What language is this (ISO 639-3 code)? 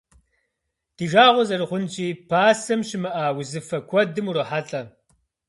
kbd